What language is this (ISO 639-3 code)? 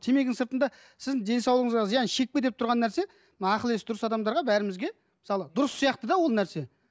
kaz